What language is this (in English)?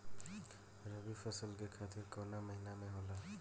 Bhojpuri